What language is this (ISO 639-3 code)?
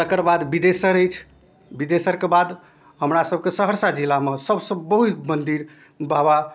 mai